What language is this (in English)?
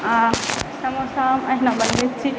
Maithili